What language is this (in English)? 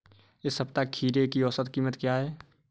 Hindi